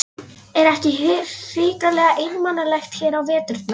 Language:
Icelandic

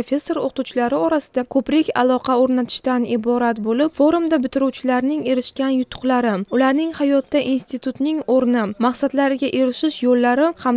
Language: Turkish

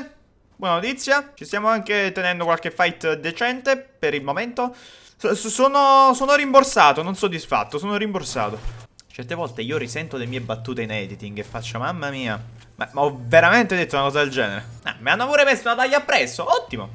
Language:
Italian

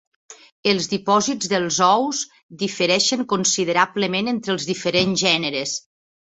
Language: Catalan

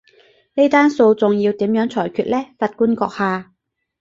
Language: Cantonese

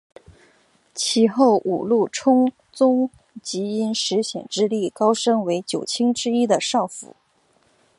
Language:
Chinese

